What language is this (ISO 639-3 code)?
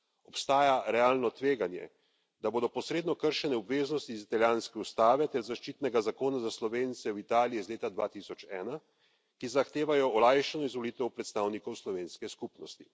slv